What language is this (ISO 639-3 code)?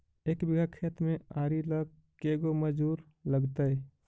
mag